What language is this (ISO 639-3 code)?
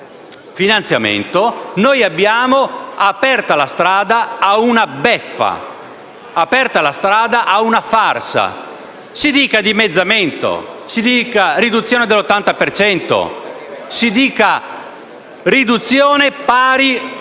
ita